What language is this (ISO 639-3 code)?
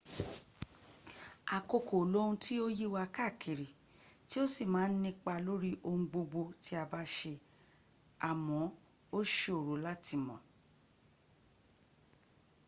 yor